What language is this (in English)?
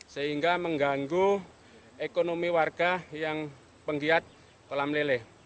Indonesian